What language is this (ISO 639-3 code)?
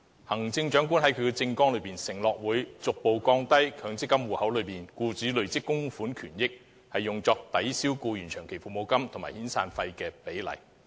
yue